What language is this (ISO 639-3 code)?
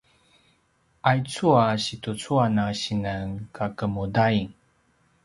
pwn